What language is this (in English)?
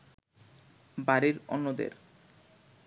Bangla